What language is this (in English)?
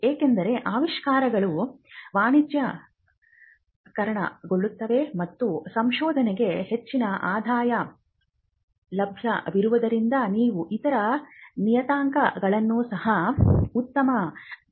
Kannada